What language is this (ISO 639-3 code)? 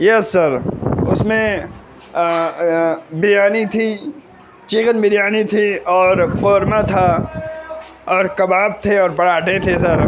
urd